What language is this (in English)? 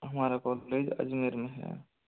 Hindi